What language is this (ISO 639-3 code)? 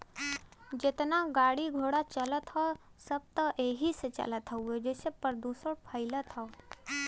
bho